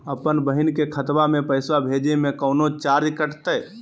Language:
Magahi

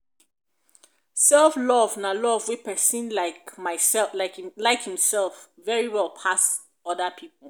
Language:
Nigerian Pidgin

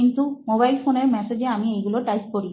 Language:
Bangla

